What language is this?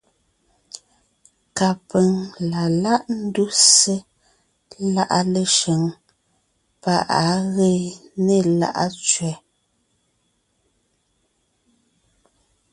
Ngiemboon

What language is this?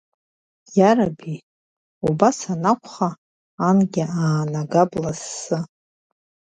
Abkhazian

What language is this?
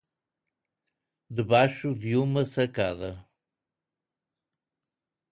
Portuguese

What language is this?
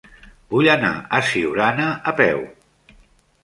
Catalan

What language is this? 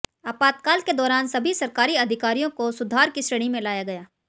Hindi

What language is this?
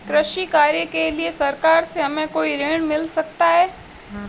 Hindi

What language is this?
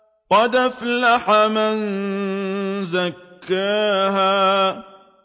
Arabic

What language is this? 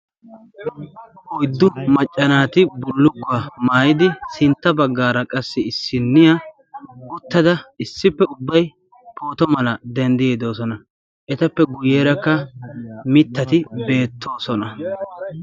Wolaytta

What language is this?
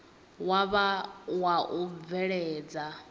Venda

